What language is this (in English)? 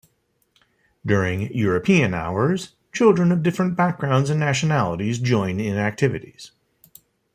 English